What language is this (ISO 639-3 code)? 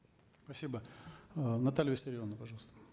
kaz